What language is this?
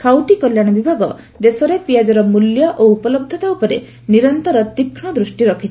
Odia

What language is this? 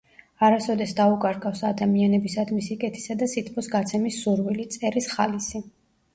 Georgian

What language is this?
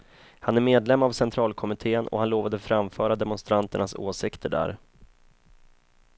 Swedish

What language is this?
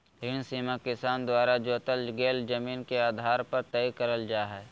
Magahi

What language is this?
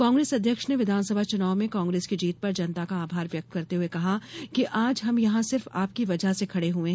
Hindi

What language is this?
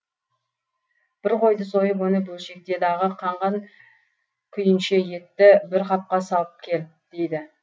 Kazakh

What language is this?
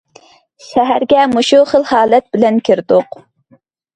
Uyghur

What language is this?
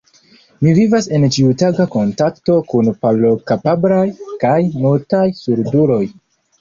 Esperanto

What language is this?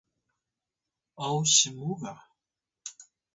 Atayal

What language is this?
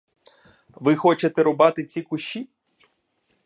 Ukrainian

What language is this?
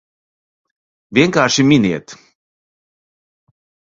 Latvian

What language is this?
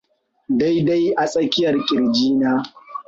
Hausa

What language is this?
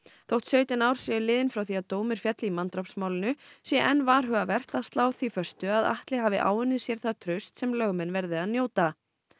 Icelandic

